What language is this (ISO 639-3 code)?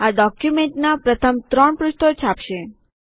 guj